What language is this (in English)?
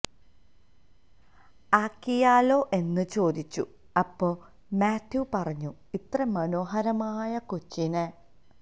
Malayalam